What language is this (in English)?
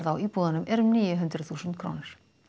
Icelandic